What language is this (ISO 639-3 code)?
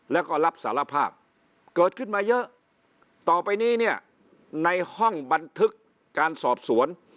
tha